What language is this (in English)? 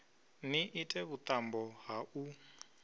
Venda